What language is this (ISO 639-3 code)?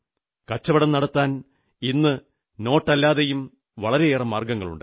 mal